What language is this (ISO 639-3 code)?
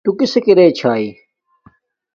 dmk